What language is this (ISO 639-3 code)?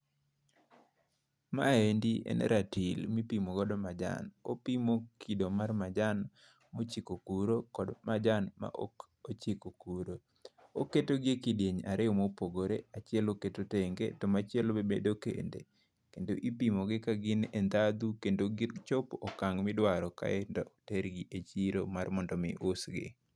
luo